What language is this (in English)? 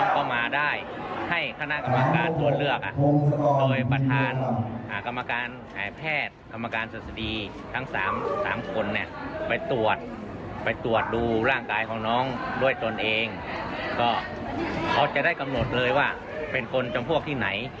Thai